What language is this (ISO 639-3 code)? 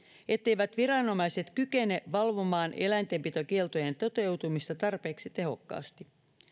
fin